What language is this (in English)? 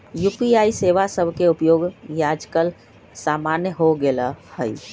Magahi